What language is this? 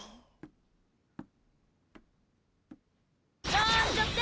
Japanese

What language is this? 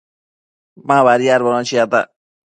Matsés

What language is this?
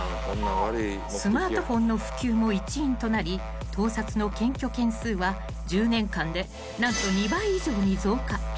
Japanese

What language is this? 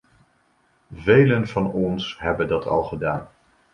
Dutch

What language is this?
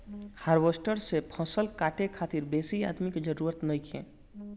Bhojpuri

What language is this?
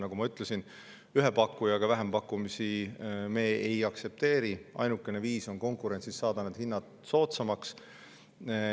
Estonian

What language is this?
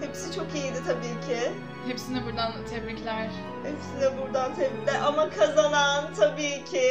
Turkish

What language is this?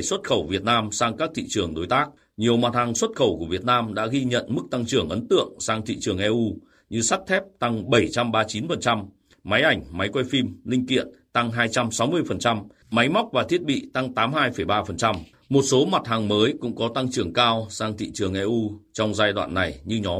Vietnamese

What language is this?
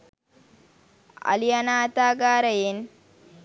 Sinhala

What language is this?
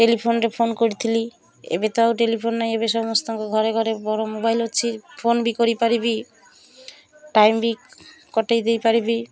Odia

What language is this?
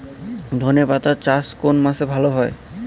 Bangla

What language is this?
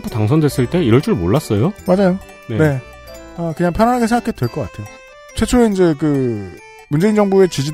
Korean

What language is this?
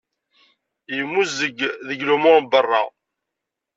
Kabyle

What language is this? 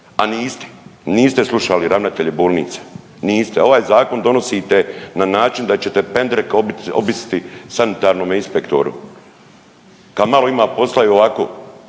Croatian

